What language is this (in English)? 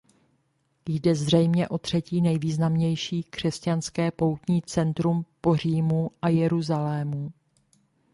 Czech